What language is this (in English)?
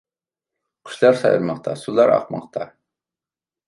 Uyghur